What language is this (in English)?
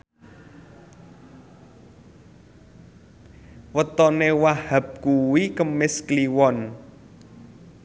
Javanese